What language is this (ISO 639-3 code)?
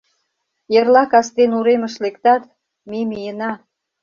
chm